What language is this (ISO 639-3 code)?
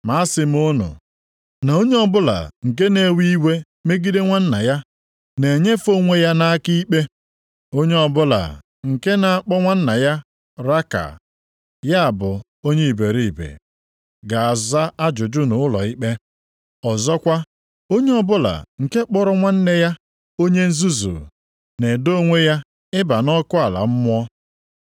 ibo